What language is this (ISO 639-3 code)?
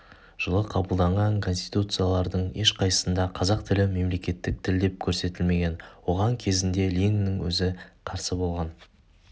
kaz